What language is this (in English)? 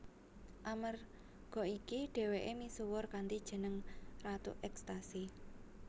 Javanese